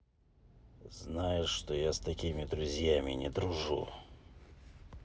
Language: Russian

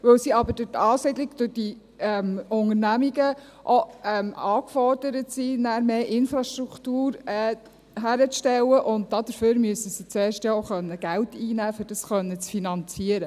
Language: Swiss German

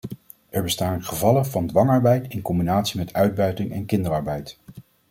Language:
Dutch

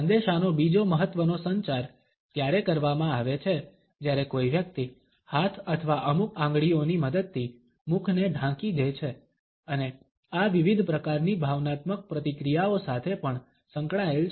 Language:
Gujarati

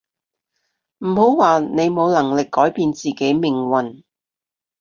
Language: Cantonese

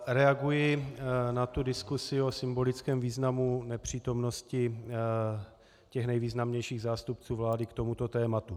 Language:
Czech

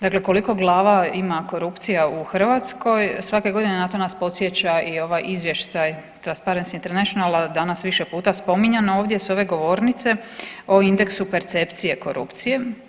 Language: Croatian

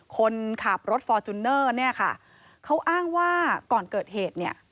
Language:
Thai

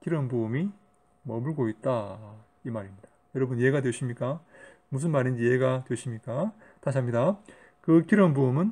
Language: Korean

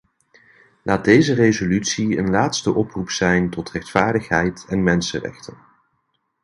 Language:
Dutch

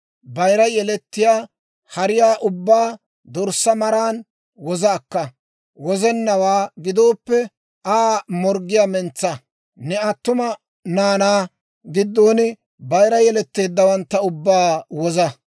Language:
Dawro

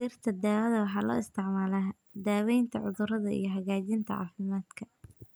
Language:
Somali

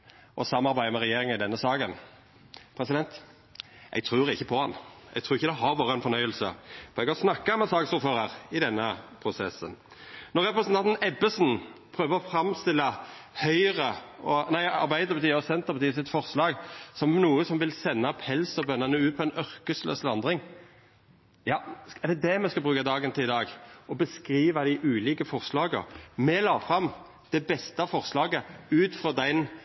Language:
Norwegian Nynorsk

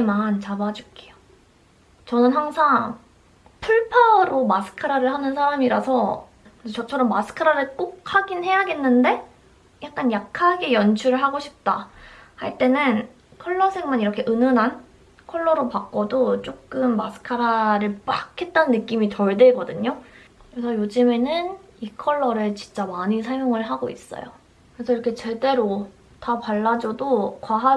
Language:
Korean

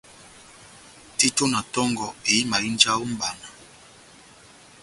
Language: Batanga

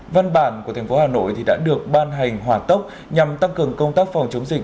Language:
Vietnamese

